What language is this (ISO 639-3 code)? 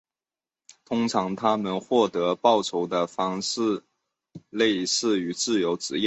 zho